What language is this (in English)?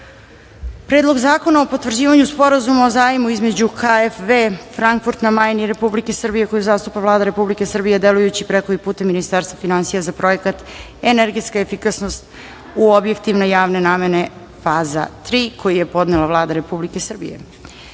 Serbian